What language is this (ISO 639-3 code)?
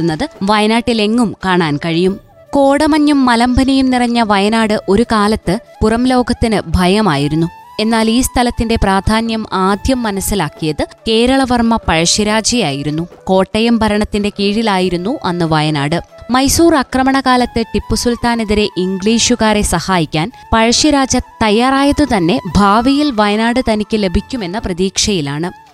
mal